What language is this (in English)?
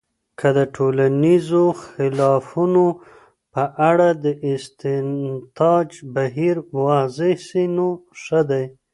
Pashto